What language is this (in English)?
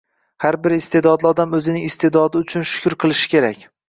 Uzbek